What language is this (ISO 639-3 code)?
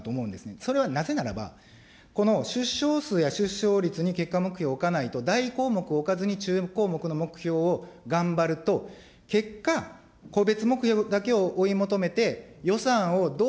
jpn